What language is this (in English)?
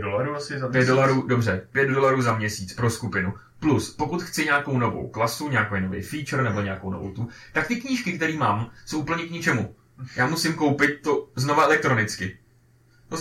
Czech